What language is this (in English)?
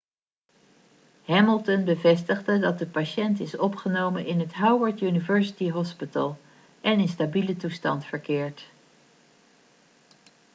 Dutch